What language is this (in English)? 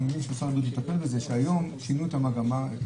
Hebrew